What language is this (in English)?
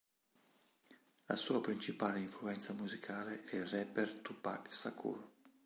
Italian